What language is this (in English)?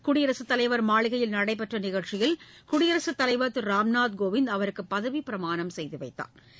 Tamil